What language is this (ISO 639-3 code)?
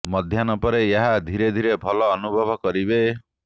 ori